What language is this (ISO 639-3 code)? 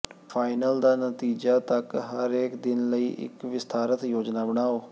pan